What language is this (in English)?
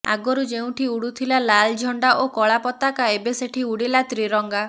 Odia